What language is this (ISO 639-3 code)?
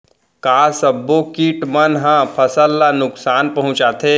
hne